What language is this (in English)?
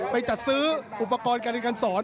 Thai